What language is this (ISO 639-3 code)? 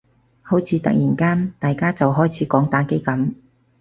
yue